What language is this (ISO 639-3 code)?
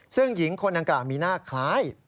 tha